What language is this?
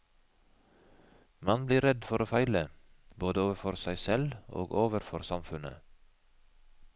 Norwegian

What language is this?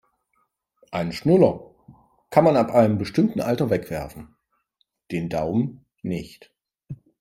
German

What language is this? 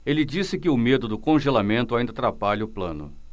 Portuguese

